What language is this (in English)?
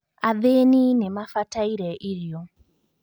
Kikuyu